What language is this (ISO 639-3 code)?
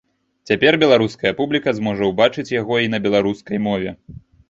bel